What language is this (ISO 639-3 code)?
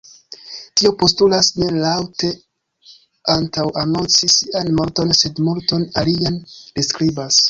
epo